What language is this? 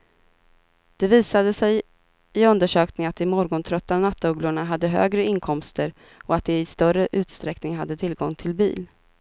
Swedish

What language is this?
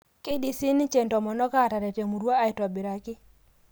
Masai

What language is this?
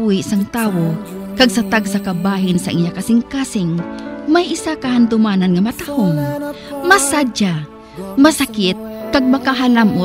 Filipino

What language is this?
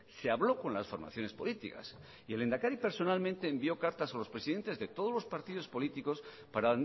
Spanish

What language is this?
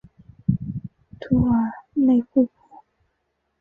Chinese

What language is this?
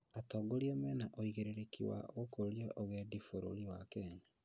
Kikuyu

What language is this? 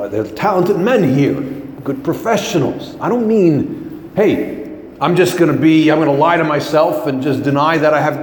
English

